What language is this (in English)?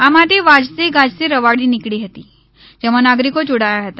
Gujarati